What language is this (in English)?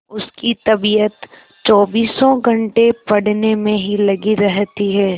Hindi